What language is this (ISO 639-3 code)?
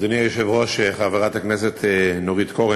heb